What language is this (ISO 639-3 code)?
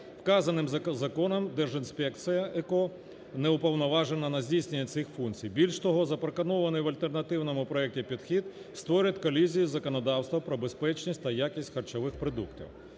ukr